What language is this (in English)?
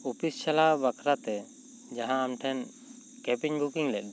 Santali